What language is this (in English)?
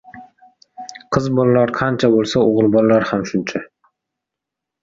Uzbek